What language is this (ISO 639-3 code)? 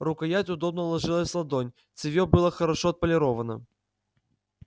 rus